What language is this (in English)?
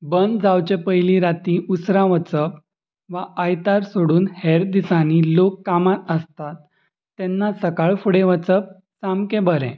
Konkani